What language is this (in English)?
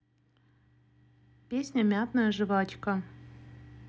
Russian